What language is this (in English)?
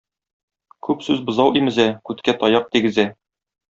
Tatar